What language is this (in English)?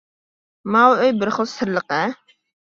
Uyghur